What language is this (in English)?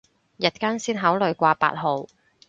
Cantonese